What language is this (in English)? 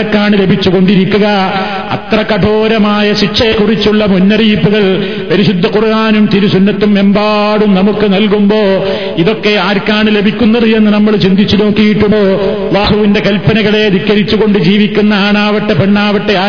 Malayalam